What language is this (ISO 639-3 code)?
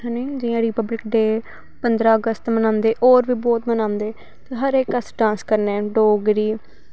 doi